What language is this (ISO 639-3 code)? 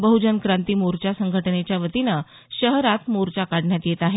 mar